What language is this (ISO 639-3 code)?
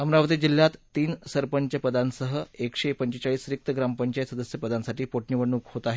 mar